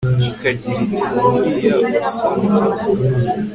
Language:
Kinyarwanda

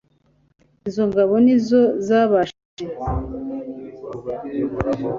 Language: Kinyarwanda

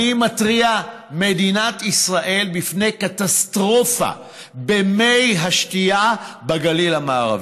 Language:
Hebrew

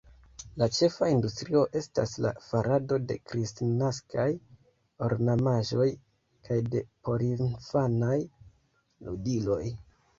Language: Esperanto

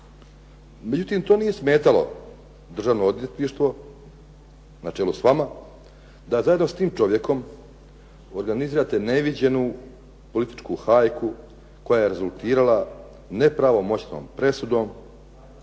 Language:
Croatian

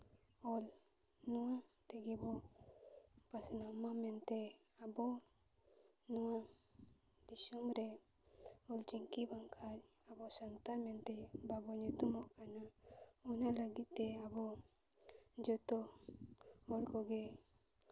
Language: Santali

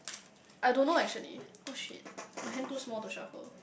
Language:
English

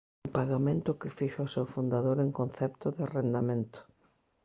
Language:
Galician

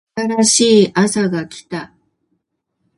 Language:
Japanese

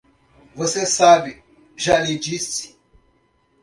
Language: Portuguese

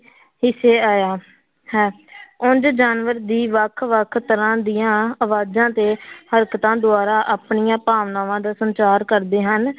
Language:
Punjabi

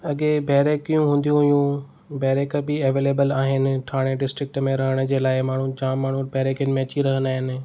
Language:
Sindhi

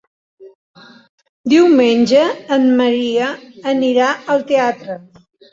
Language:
Catalan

